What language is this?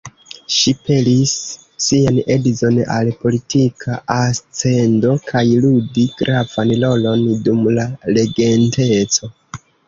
Esperanto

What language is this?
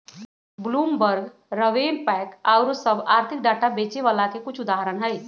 Magahi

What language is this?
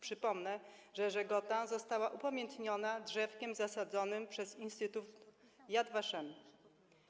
Polish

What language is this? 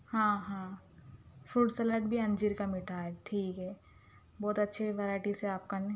Urdu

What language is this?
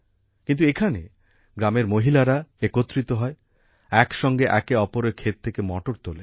Bangla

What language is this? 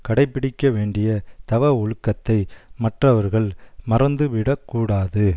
Tamil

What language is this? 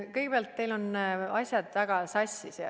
Estonian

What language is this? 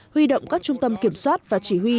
Vietnamese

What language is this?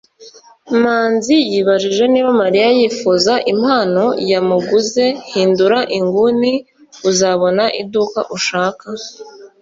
Kinyarwanda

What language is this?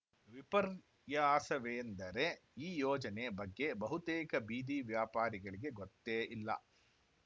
Kannada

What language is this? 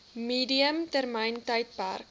Afrikaans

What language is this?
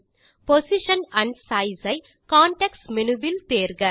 Tamil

